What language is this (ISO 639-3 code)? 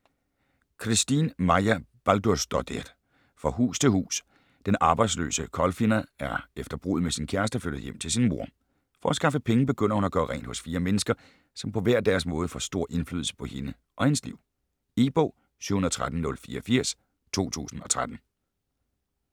dan